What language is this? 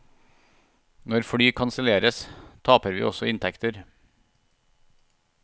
Norwegian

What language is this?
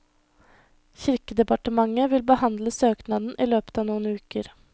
Norwegian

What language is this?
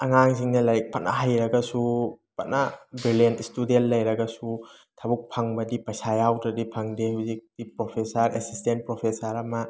Manipuri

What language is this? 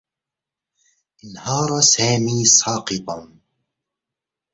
Arabic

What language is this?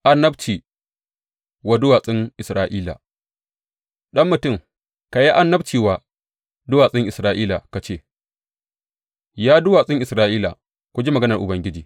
Hausa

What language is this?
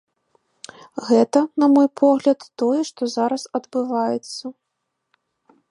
Belarusian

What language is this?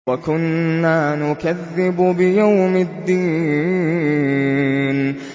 Arabic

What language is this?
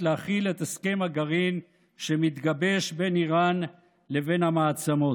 Hebrew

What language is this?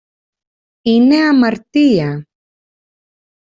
Greek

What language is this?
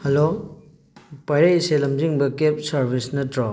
Manipuri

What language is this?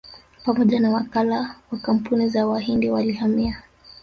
Swahili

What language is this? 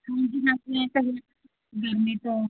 Punjabi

